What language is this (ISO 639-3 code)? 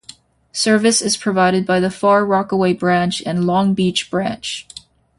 eng